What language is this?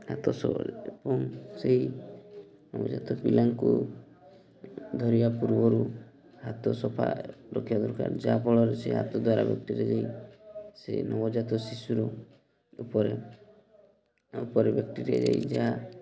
Odia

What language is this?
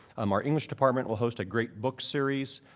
English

